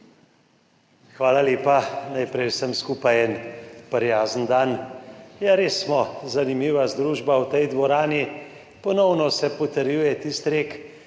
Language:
Slovenian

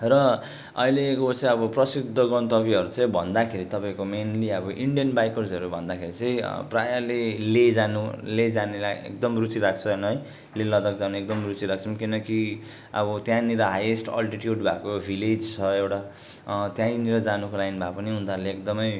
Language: Nepali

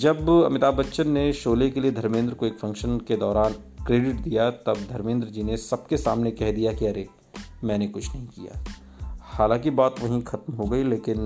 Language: Hindi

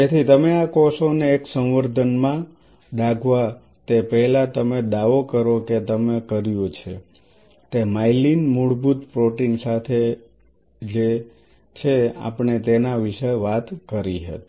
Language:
Gujarati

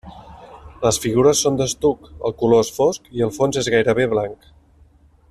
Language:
Catalan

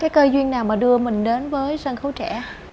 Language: Vietnamese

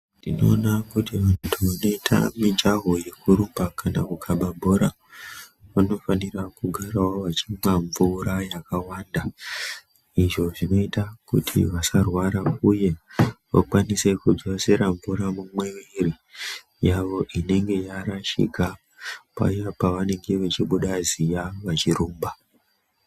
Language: Ndau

